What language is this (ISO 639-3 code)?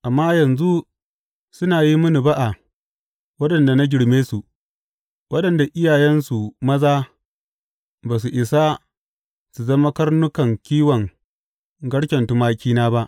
hau